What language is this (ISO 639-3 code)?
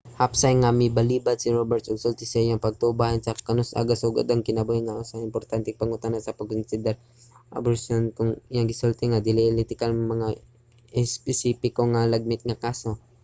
ceb